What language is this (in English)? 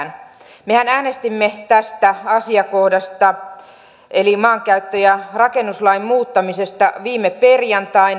Finnish